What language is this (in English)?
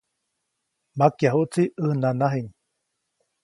Copainalá Zoque